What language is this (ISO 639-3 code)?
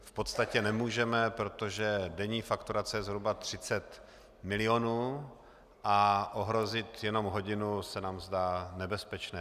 ces